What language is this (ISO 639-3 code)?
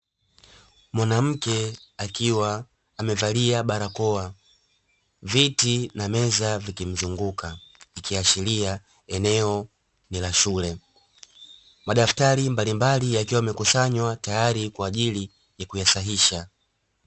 swa